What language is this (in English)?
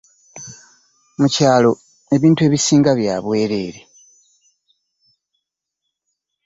Ganda